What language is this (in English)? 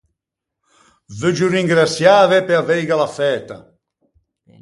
Ligurian